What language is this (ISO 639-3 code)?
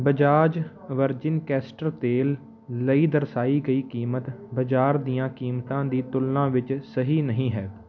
pan